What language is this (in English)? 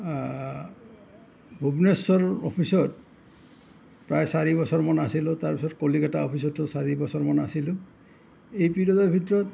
Assamese